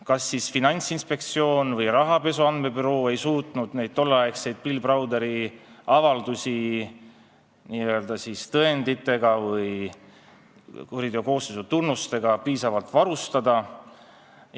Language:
Estonian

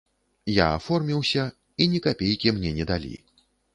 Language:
Belarusian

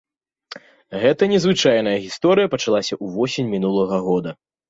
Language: Belarusian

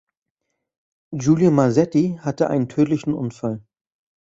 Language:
German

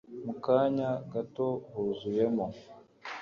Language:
Kinyarwanda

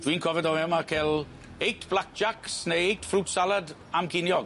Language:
Welsh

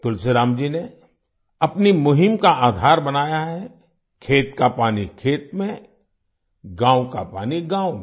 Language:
Hindi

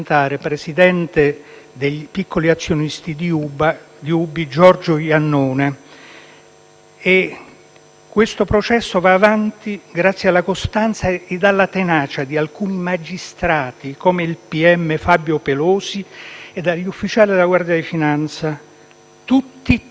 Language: Italian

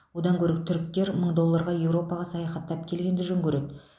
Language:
Kazakh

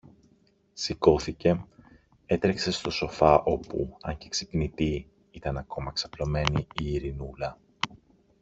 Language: Greek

